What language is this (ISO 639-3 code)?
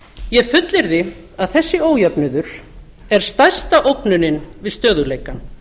isl